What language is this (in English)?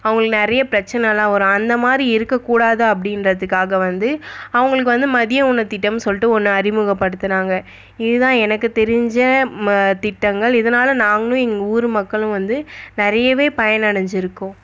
Tamil